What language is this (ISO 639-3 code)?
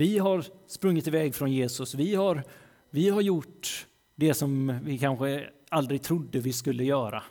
swe